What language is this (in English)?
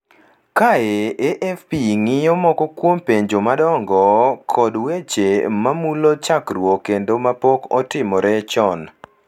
Luo (Kenya and Tanzania)